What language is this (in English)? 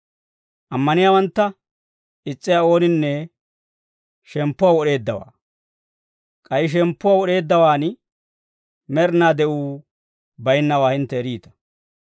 Dawro